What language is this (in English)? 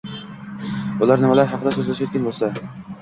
Uzbek